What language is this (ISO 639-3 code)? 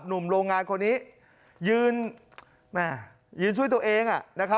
tha